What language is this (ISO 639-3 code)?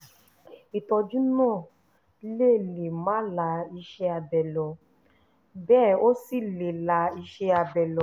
yor